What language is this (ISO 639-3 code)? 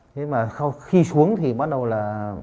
vie